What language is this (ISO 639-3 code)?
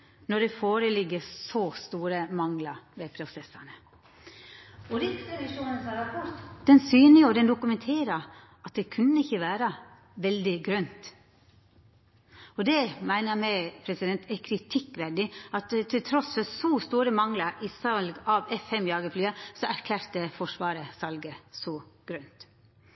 nno